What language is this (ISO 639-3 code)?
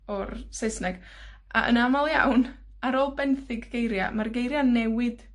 cym